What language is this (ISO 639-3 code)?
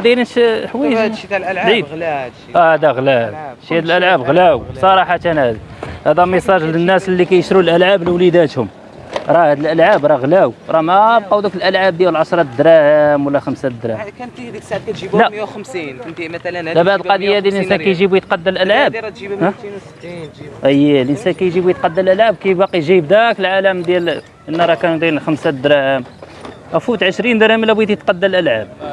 ara